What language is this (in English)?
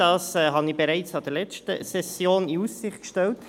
Swiss German